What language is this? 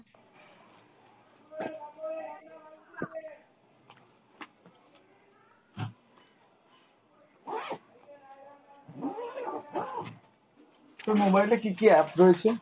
Bangla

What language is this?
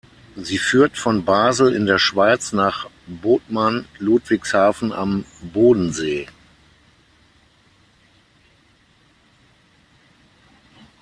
German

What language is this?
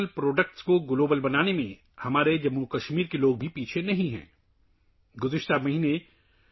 Urdu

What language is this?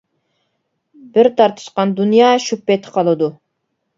Uyghur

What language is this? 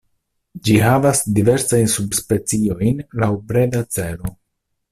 Esperanto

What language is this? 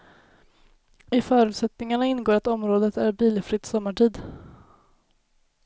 Swedish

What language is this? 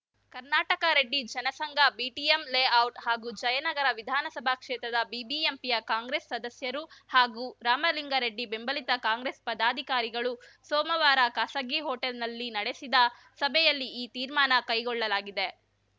Kannada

